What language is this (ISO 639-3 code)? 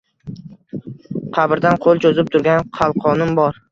uzb